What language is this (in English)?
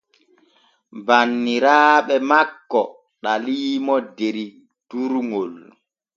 Borgu Fulfulde